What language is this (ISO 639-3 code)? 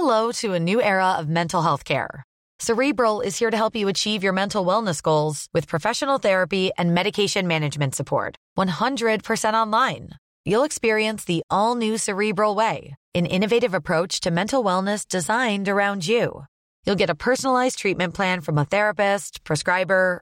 fil